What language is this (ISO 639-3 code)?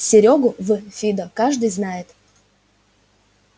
rus